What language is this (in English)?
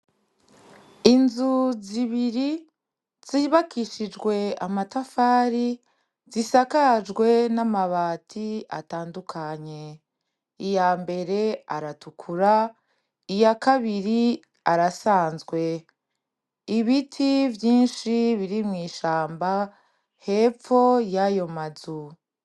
Rundi